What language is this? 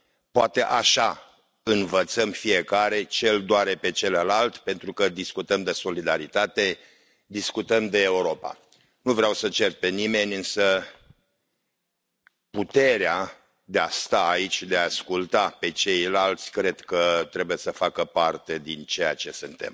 Romanian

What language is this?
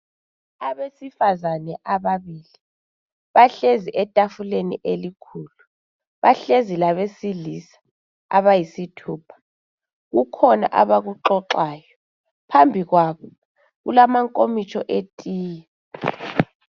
North Ndebele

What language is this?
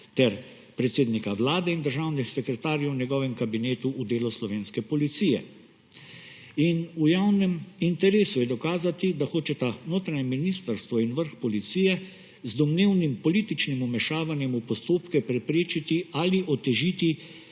Slovenian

